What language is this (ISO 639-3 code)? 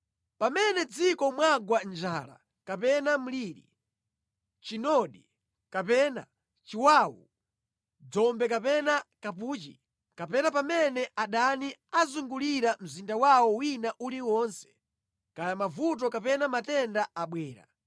nya